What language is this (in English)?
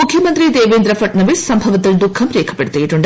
Malayalam